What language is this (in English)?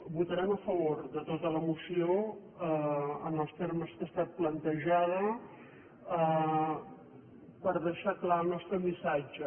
Catalan